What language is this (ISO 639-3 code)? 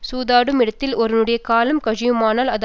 tam